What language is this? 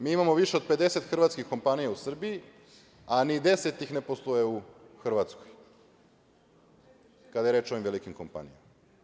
Serbian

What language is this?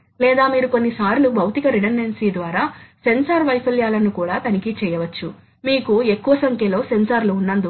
Telugu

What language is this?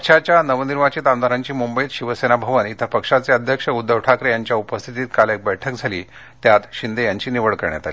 Marathi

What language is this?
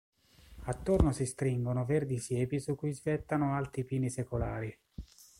Italian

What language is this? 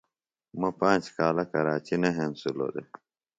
Phalura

